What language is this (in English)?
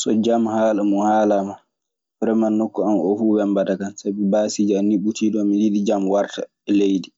Maasina Fulfulde